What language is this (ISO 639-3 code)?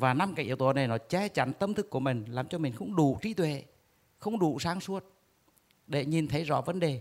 vie